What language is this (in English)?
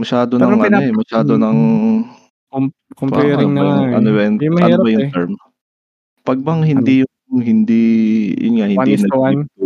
Filipino